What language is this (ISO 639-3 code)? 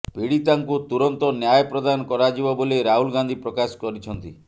ori